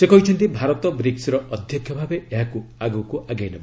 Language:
Odia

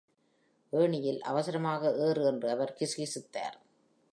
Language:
Tamil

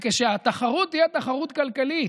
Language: Hebrew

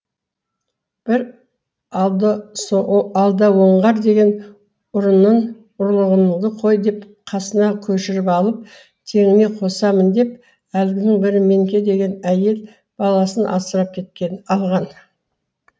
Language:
Kazakh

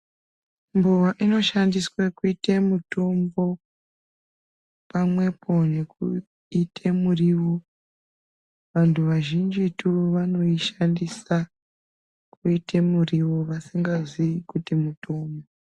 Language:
Ndau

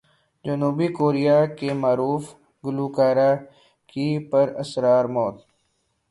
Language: Urdu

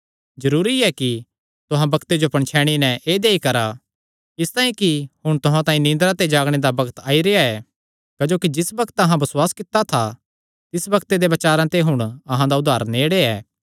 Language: Kangri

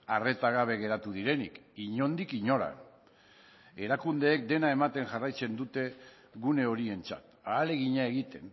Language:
Basque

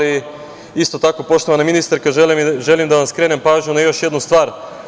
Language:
Serbian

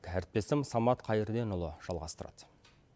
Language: Kazakh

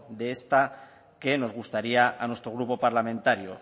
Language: Spanish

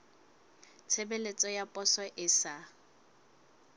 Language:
Southern Sotho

